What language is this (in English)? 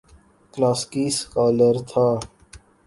Urdu